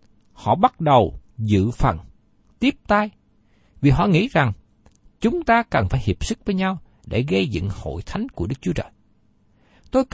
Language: Vietnamese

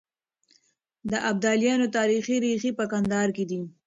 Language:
Pashto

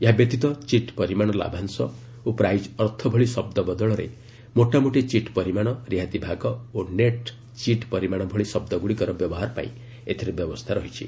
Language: Odia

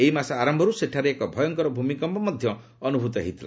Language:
Odia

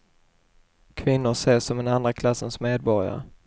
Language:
Swedish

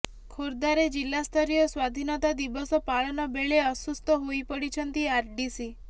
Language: Odia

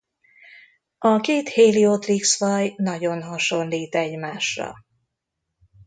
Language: Hungarian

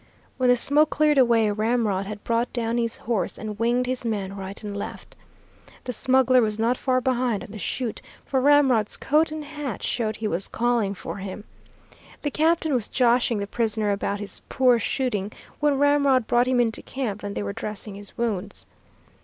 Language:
English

